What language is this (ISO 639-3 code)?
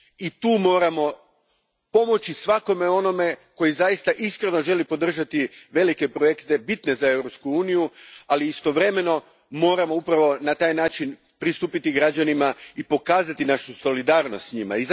hrv